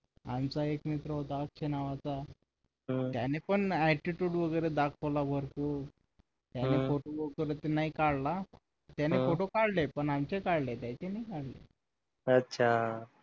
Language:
Marathi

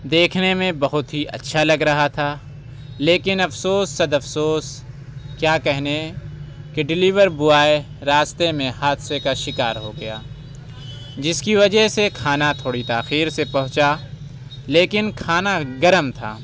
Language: Urdu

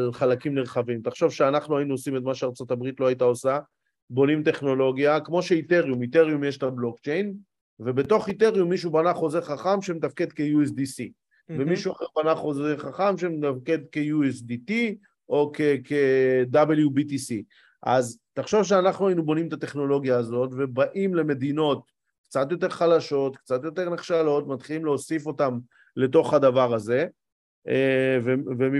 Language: Hebrew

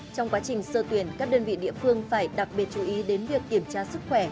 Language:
Vietnamese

